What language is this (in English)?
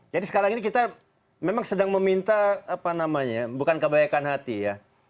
Indonesian